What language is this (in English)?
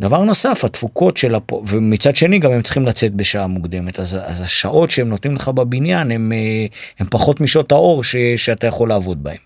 Hebrew